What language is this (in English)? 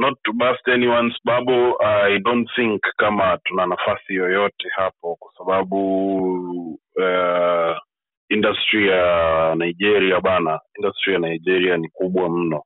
Swahili